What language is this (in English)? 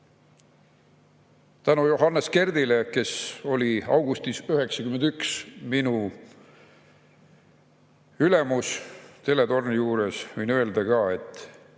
Estonian